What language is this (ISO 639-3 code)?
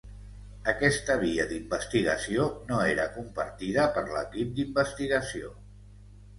cat